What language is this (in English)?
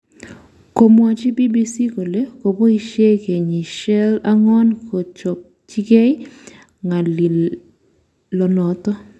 Kalenjin